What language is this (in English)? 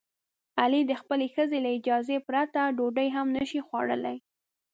Pashto